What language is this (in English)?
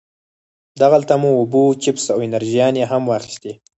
Pashto